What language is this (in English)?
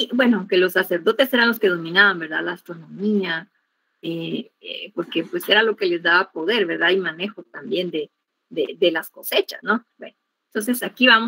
Spanish